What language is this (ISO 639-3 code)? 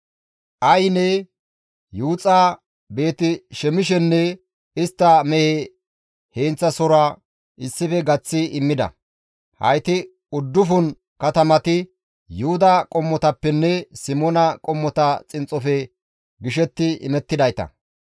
gmv